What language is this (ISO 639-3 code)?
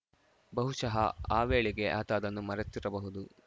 kan